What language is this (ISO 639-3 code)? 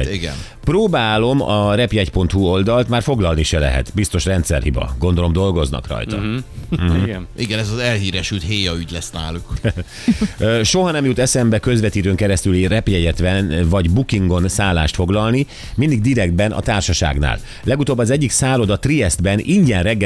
hun